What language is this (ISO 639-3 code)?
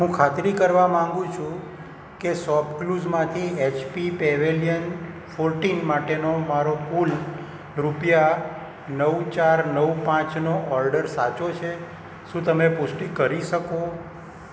guj